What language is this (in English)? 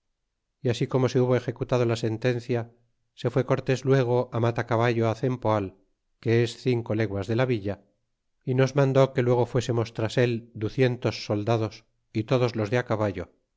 Spanish